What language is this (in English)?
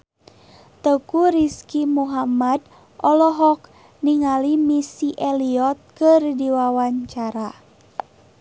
Sundanese